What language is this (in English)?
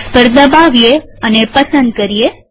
Gujarati